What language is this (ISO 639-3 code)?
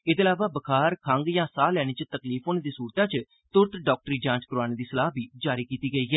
doi